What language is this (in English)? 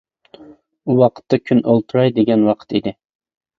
Uyghur